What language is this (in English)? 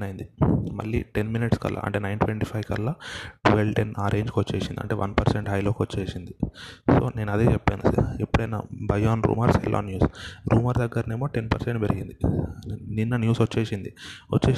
Telugu